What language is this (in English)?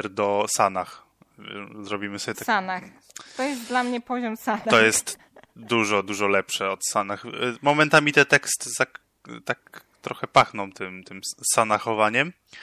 Polish